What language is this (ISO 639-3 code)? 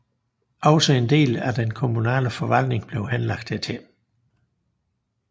dan